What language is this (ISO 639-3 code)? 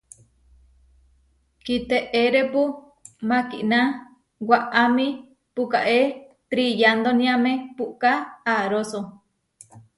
var